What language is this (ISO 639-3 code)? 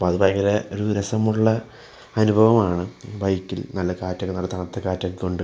mal